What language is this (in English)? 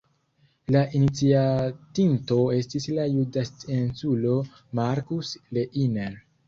Esperanto